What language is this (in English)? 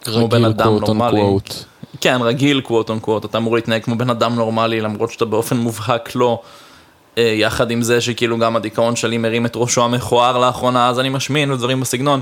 Hebrew